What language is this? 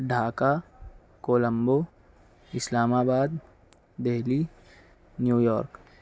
Urdu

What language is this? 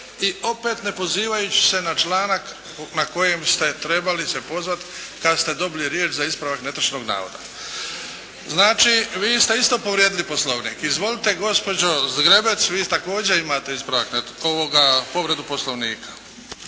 Croatian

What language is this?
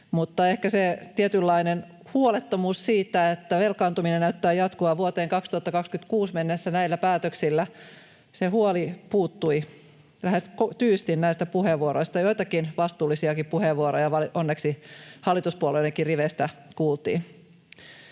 Finnish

